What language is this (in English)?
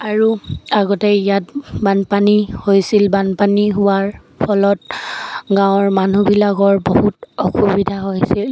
Assamese